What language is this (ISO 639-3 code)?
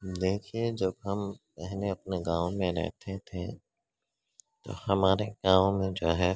urd